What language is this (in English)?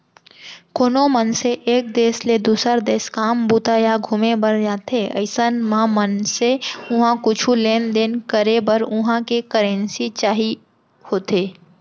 Chhattisgarhi